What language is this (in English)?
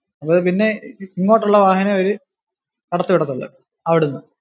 Malayalam